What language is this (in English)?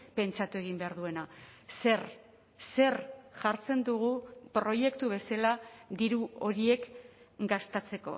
Basque